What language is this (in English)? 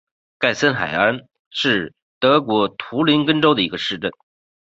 Chinese